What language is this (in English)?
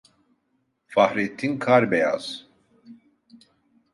Turkish